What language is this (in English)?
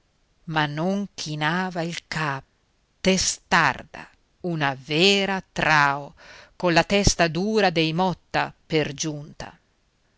Italian